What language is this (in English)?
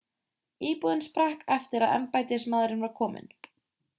Icelandic